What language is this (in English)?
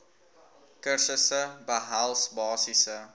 Afrikaans